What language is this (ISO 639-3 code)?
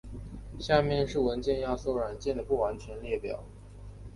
zho